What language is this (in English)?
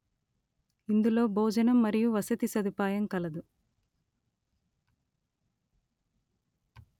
Telugu